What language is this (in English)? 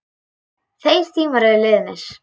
Icelandic